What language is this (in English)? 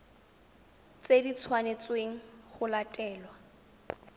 Tswana